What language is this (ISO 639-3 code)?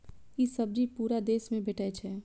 mai